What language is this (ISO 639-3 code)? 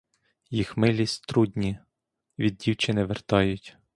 ukr